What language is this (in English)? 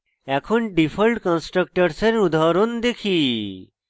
Bangla